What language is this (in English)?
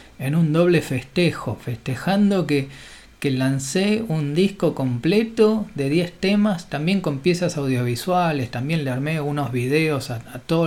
Spanish